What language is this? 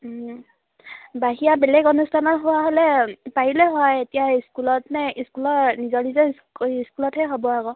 Assamese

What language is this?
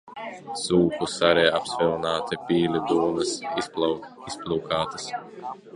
Latvian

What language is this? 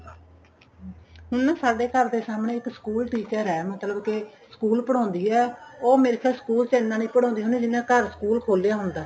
Punjabi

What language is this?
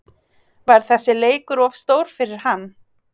Icelandic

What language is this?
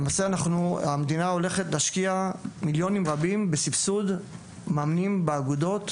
Hebrew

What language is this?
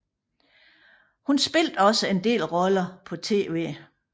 Danish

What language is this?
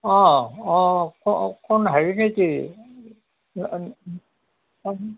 Assamese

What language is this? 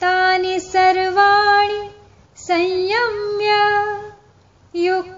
Hindi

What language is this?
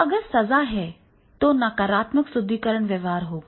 Hindi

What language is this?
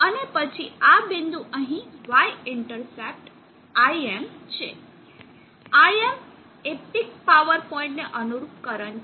Gujarati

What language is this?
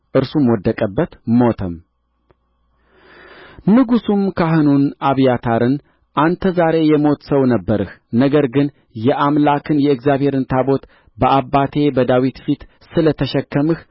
Amharic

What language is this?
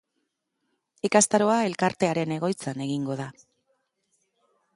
Basque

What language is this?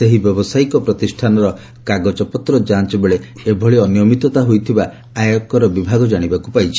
Odia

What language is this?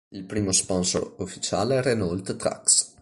Italian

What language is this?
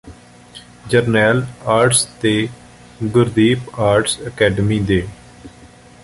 Punjabi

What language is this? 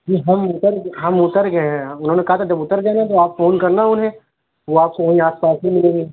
Urdu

